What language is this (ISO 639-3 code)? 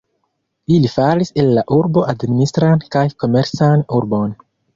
epo